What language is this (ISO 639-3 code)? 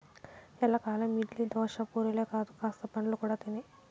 tel